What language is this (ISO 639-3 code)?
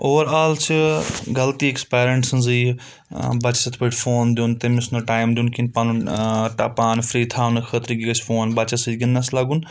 kas